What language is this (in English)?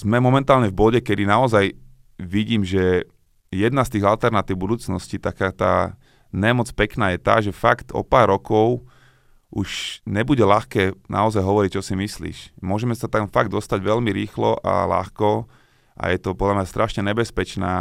Slovak